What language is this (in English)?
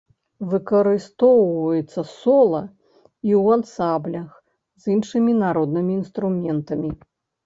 Belarusian